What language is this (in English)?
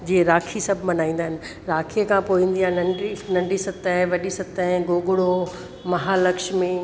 Sindhi